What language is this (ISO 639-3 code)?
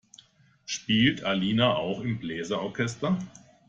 deu